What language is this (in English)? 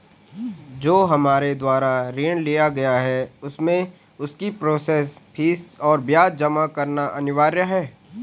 Hindi